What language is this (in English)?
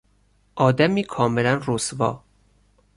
Persian